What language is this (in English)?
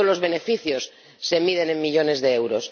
Spanish